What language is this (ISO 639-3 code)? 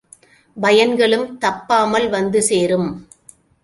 tam